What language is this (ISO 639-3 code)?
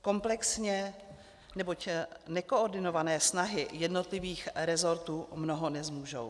ces